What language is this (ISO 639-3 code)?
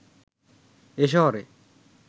ben